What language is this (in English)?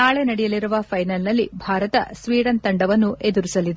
Kannada